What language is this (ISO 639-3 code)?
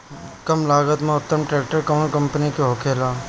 bho